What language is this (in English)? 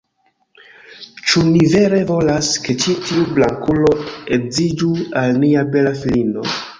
Esperanto